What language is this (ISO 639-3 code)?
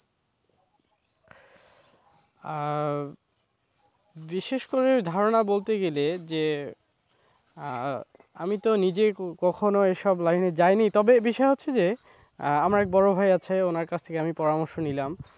ben